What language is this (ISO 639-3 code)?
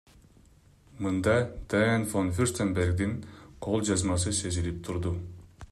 kir